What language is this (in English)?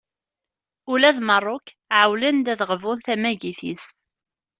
Kabyle